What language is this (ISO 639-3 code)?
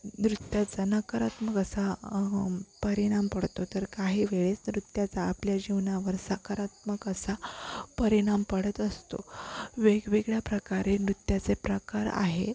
mar